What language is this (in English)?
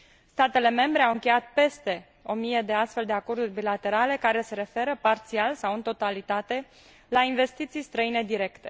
Romanian